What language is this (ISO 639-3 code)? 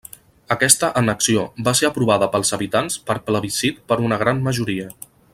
cat